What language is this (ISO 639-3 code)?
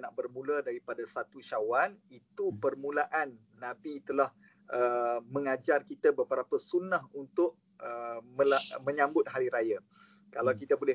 msa